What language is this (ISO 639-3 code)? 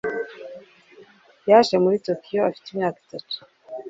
kin